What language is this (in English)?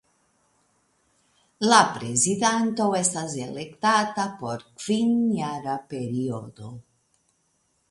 Esperanto